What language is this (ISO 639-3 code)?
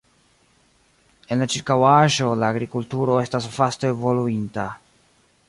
epo